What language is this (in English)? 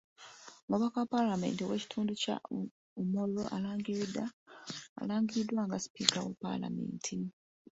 Ganda